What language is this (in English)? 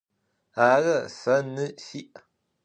Adyghe